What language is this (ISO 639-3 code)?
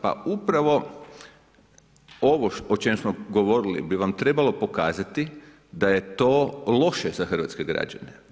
hrv